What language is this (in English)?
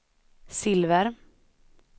Swedish